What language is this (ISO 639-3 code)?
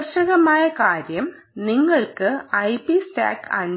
mal